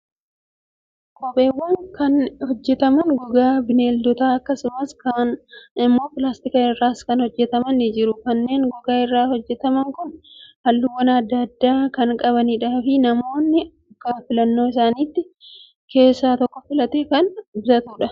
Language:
Oromo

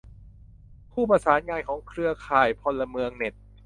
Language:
Thai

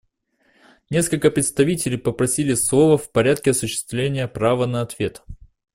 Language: Russian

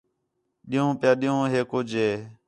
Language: Khetrani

